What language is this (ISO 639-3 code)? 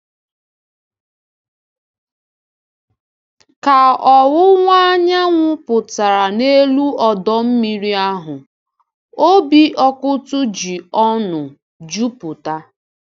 ibo